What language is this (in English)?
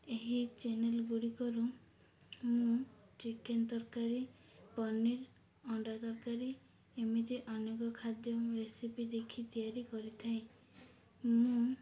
Odia